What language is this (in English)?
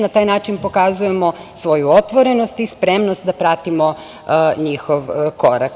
Serbian